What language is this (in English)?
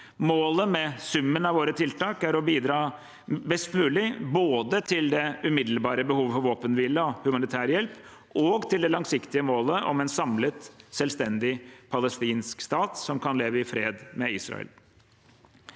Norwegian